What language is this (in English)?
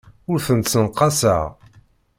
Kabyle